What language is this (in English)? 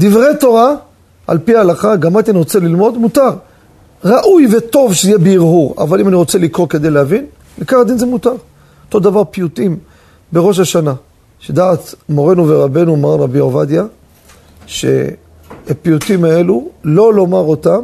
Hebrew